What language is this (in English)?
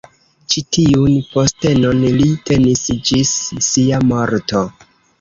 Esperanto